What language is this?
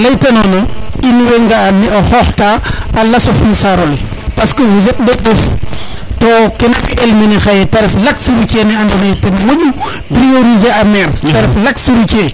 Serer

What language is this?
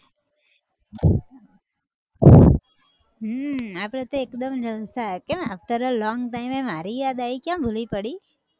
Gujarati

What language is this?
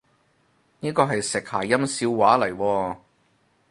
Cantonese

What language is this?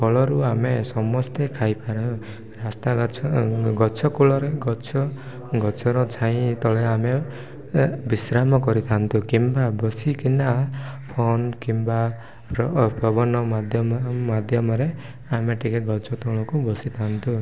Odia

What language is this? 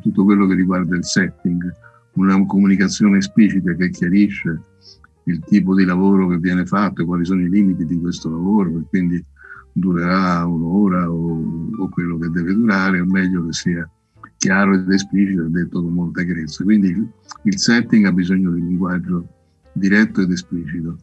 Italian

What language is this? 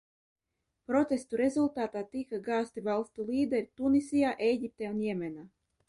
Latvian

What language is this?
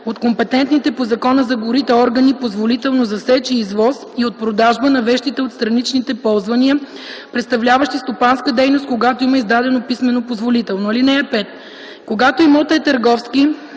Bulgarian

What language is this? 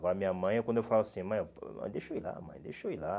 Portuguese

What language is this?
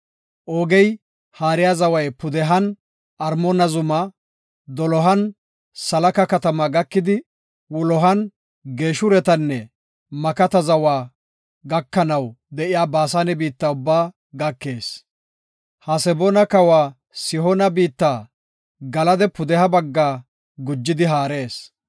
Gofa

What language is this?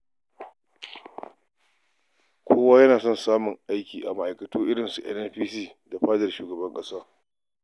Hausa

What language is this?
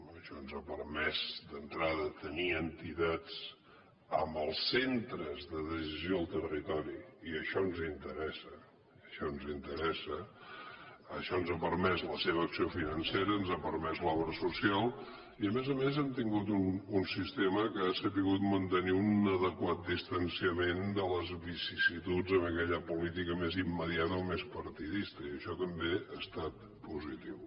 Catalan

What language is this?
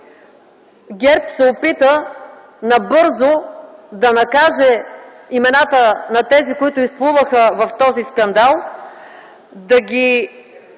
Bulgarian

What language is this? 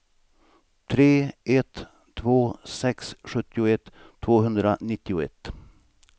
Swedish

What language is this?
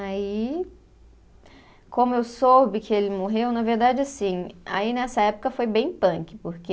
Portuguese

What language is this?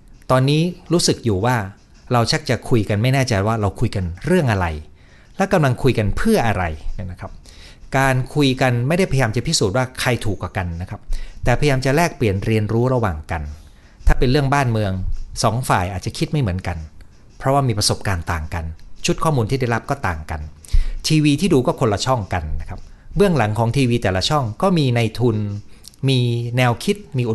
Thai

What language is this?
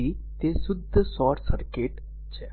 Gujarati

